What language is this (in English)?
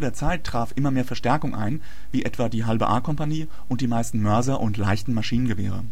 German